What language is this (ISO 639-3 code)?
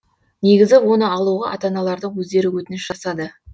kaz